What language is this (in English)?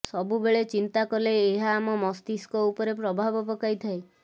Odia